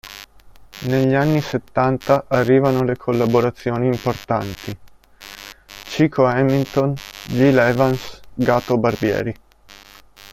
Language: Italian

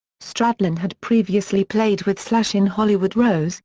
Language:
English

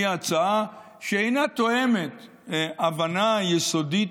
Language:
Hebrew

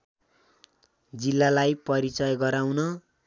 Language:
Nepali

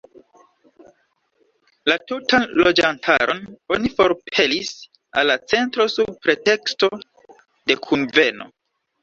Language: Esperanto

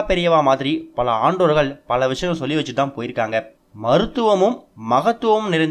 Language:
Tamil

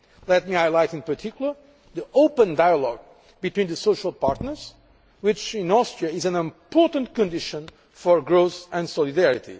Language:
English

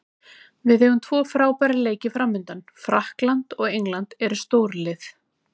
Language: Icelandic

